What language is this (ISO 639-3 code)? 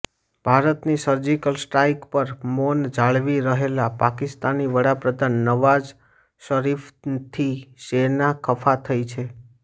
guj